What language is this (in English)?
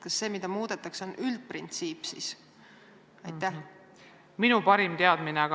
Estonian